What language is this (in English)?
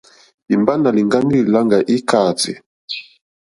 Mokpwe